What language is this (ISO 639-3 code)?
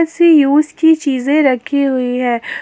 hin